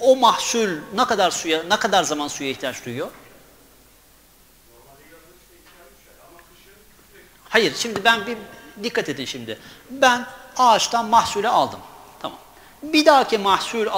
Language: Turkish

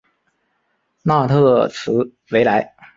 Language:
Chinese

